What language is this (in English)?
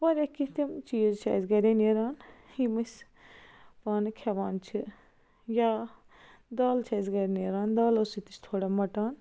Kashmiri